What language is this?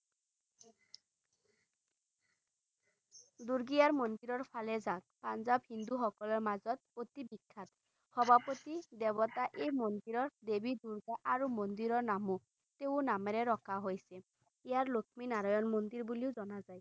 Assamese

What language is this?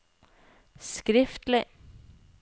Norwegian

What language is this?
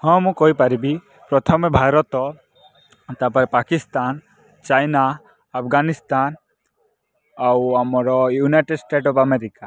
Odia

